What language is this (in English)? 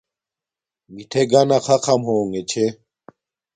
Domaaki